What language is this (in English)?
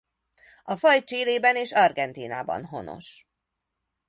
Hungarian